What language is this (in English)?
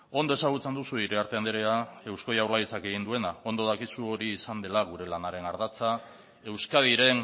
Basque